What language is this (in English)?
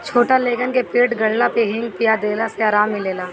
Bhojpuri